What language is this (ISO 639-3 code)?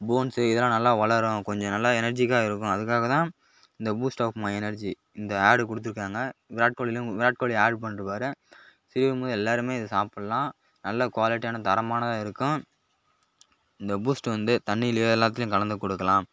tam